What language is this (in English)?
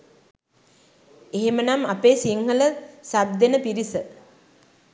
Sinhala